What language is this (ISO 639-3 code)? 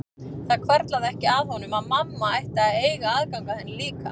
isl